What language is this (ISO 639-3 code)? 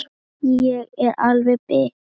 isl